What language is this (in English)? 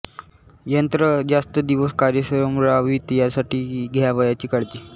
Marathi